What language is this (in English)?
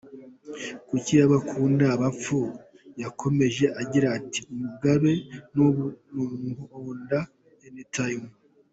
Kinyarwanda